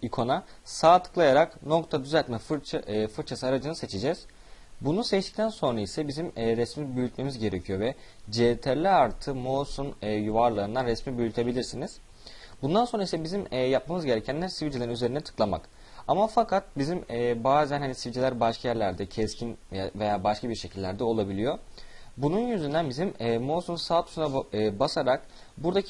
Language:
Turkish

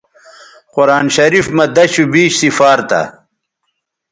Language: Bateri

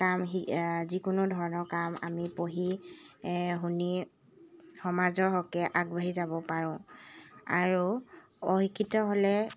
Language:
Assamese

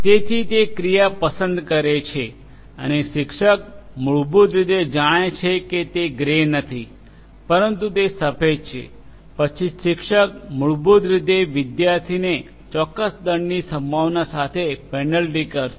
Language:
Gujarati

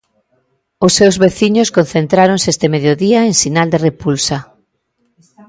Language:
Galician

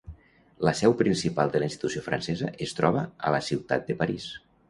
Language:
Catalan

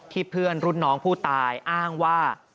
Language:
Thai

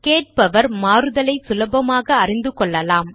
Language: Tamil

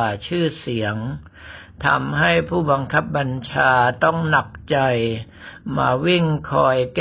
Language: Thai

